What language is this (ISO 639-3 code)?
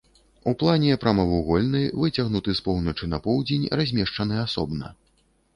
bel